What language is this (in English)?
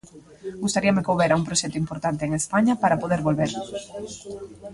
Galician